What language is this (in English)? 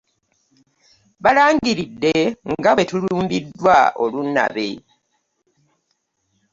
Ganda